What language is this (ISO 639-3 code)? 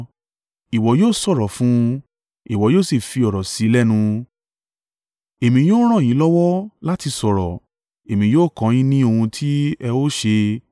yor